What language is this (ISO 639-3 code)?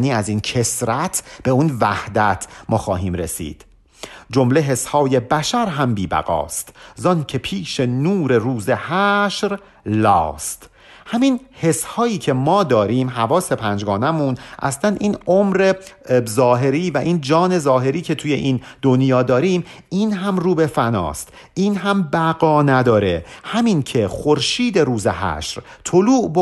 fas